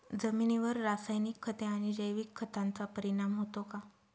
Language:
Marathi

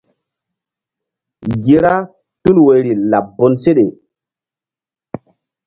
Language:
Mbum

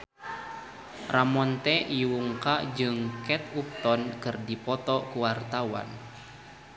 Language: Sundanese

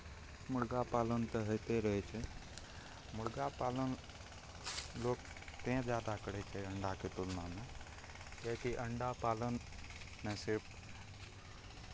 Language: Maithili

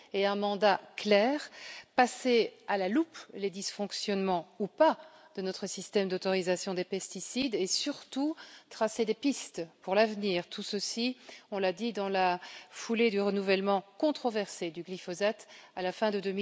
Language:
French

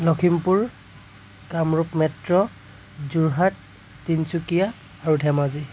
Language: Assamese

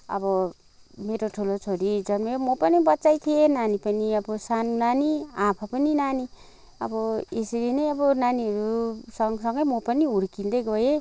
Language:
Nepali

